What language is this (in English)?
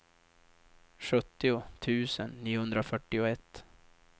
Swedish